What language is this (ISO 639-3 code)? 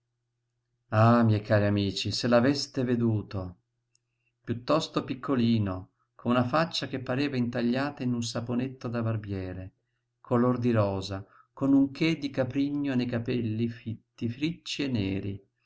ita